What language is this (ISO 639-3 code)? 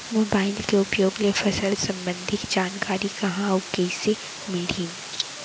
hne